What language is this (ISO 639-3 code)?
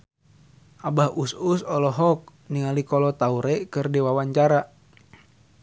sun